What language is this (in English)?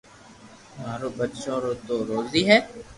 Loarki